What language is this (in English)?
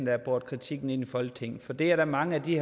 Danish